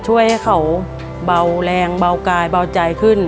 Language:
Thai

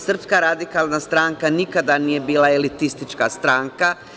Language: Serbian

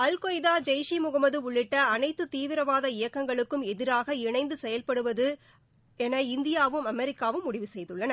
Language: Tamil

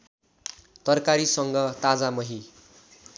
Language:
Nepali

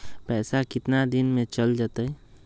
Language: Magahi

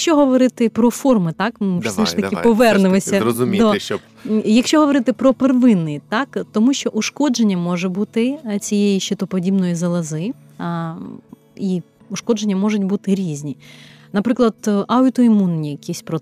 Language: Ukrainian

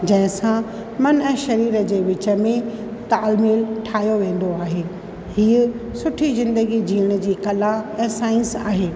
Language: Sindhi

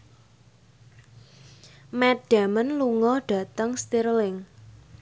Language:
Javanese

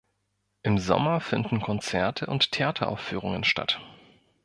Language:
German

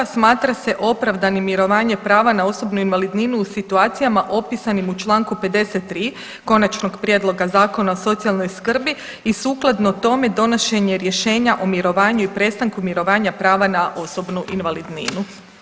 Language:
Croatian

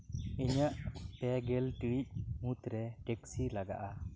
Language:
Santali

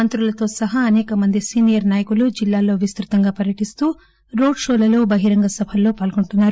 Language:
Telugu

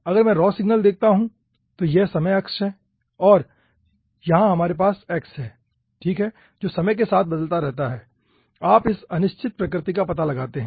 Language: Hindi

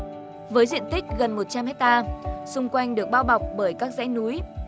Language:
Vietnamese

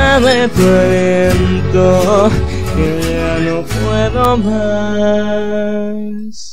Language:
Norwegian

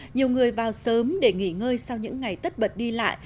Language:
Vietnamese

